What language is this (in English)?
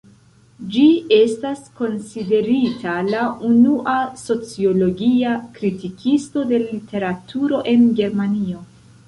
Esperanto